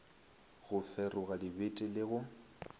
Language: Northern Sotho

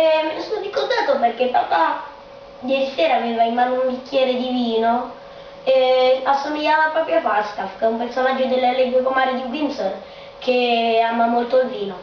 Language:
Italian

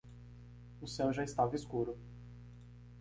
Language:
Portuguese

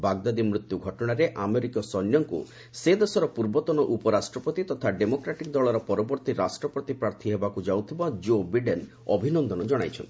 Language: Odia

